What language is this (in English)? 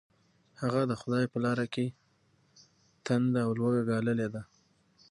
Pashto